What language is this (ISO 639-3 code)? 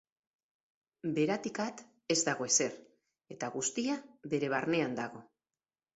eus